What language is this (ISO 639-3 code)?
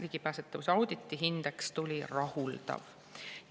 est